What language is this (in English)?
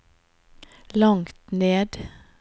Norwegian